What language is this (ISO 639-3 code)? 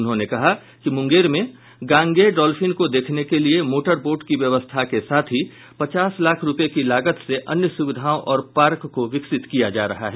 hin